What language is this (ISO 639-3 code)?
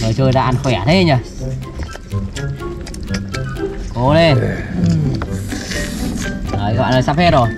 vie